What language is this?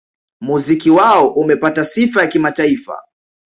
Swahili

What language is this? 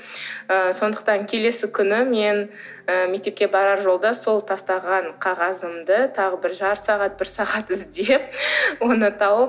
Kazakh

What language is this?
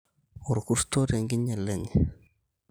Masai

